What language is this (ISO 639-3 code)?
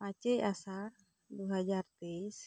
sat